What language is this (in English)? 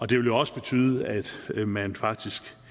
Danish